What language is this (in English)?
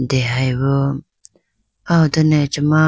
Idu-Mishmi